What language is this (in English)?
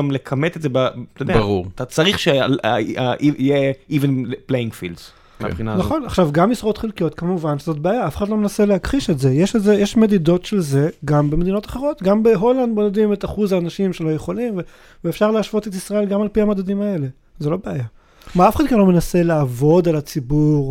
Hebrew